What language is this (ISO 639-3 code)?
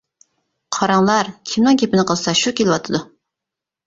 uig